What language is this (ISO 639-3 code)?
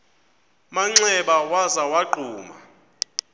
xho